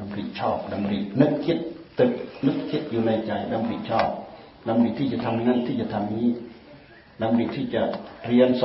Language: Thai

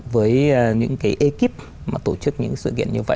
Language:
Vietnamese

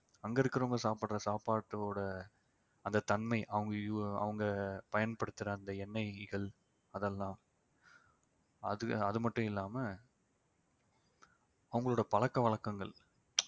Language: Tamil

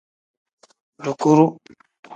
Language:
Tem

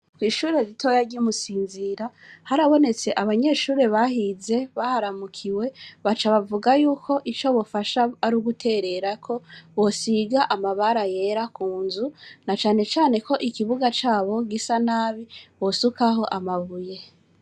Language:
Rundi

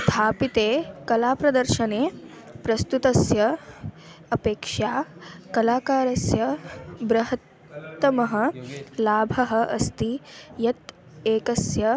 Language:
Sanskrit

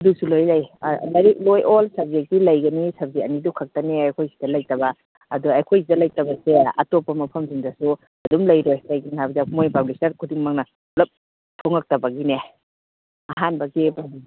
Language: Manipuri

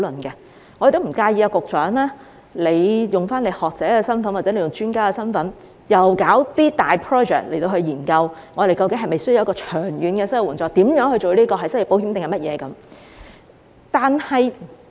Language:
Cantonese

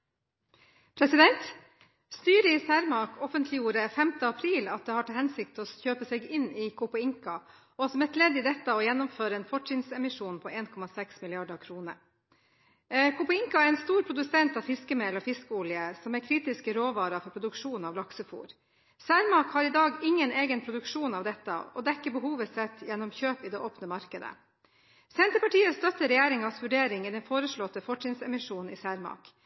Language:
Norwegian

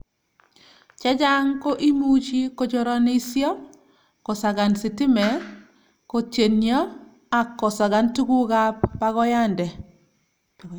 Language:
Kalenjin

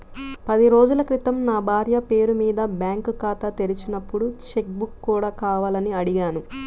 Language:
Telugu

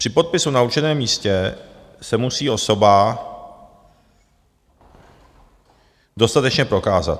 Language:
Czech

